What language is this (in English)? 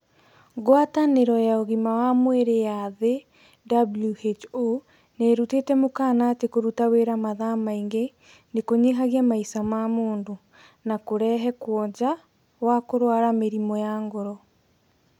Kikuyu